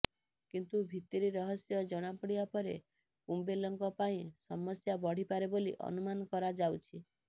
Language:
Odia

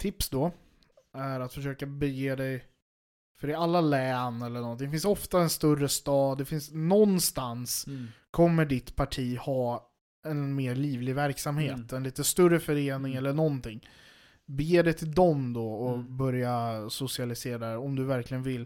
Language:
Swedish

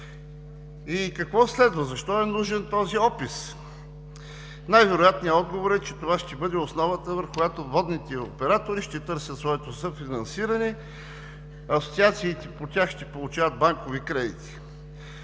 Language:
Bulgarian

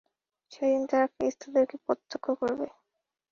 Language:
Bangla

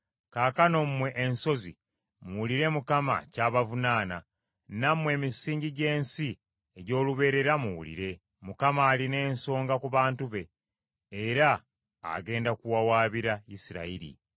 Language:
Ganda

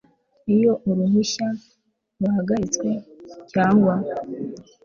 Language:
Kinyarwanda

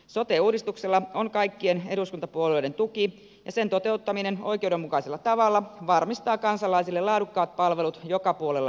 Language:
Finnish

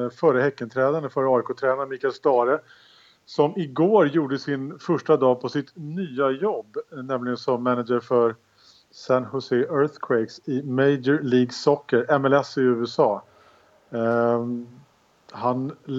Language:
Swedish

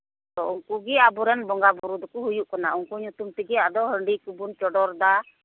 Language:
Santali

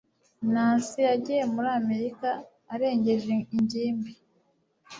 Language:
Kinyarwanda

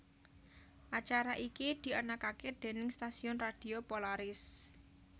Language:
Javanese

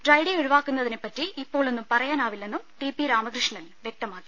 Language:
Malayalam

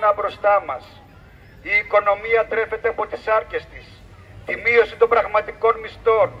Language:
Greek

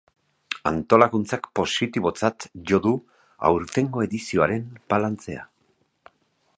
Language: Basque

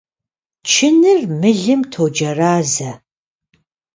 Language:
Kabardian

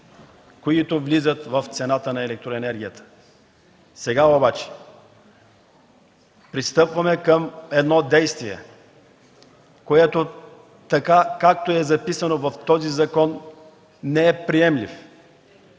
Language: Bulgarian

